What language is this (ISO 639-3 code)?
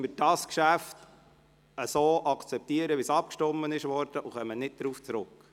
gsw